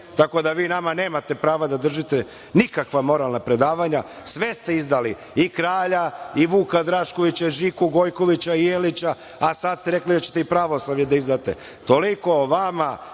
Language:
Serbian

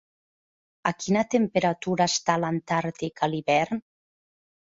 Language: Catalan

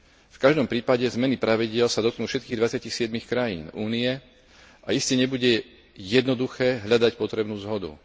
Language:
Slovak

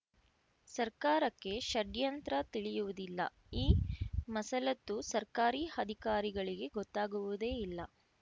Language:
Kannada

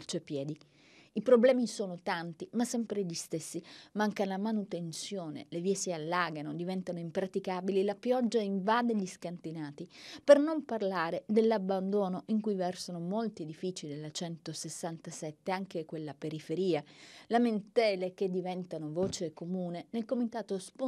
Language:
Italian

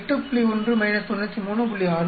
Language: Tamil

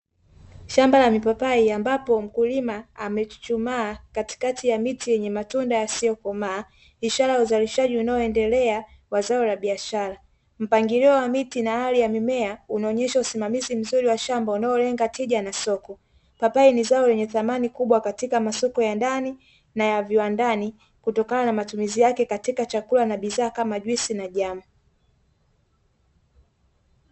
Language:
Swahili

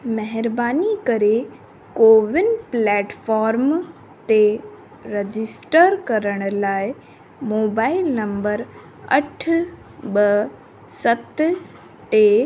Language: Sindhi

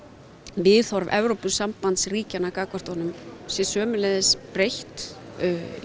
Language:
Icelandic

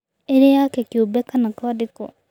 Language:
Kikuyu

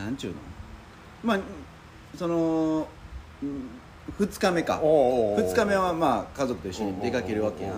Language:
Japanese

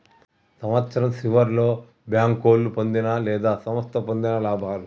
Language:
Telugu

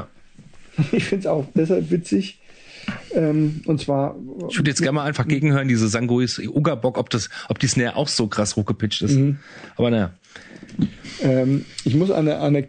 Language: German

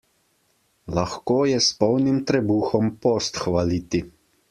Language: Slovenian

